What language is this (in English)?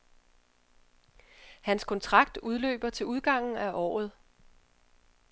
Danish